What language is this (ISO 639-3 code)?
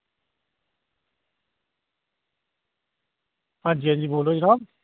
doi